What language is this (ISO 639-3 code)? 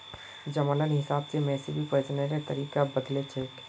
mag